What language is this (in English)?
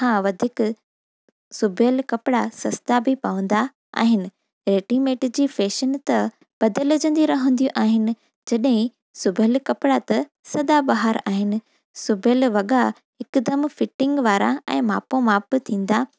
Sindhi